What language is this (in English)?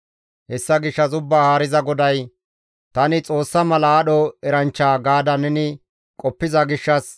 Gamo